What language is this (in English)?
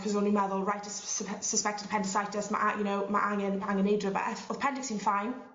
Welsh